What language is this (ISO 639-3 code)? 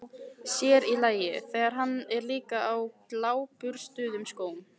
isl